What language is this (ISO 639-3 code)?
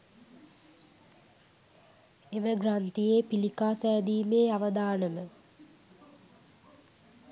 sin